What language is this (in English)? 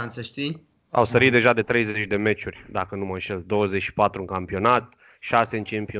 Romanian